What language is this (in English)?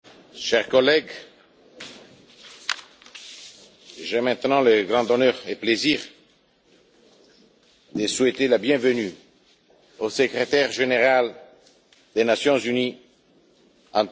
French